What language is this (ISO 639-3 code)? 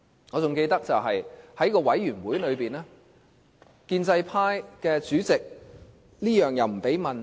yue